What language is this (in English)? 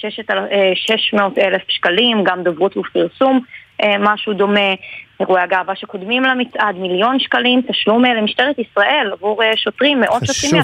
Hebrew